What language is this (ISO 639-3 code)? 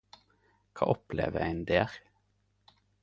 nno